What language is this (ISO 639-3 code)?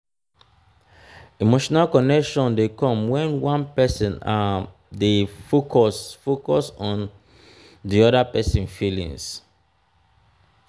pcm